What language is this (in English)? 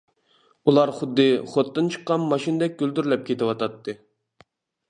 Uyghur